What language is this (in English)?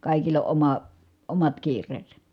Finnish